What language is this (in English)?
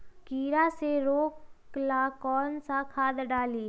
Magahi